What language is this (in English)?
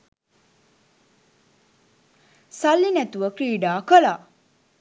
Sinhala